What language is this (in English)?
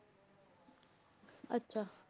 Punjabi